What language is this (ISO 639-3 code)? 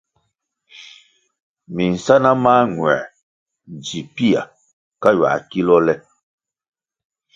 nmg